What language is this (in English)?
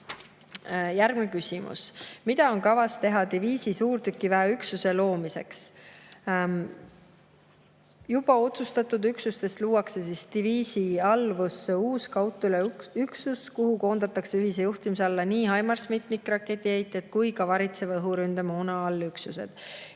Estonian